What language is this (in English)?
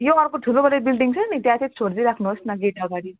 Nepali